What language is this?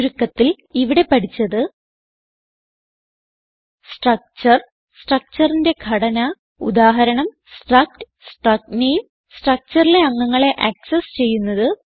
Malayalam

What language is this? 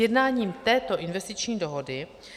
Czech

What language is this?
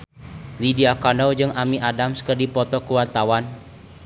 Sundanese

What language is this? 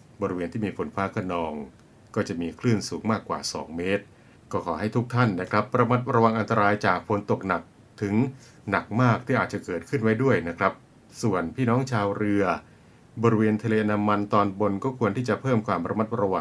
Thai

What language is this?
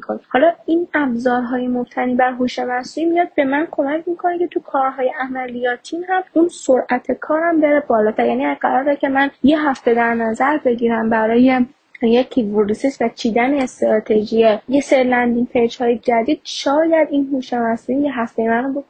Persian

